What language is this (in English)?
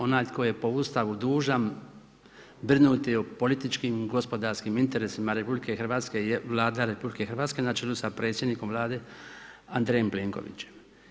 Croatian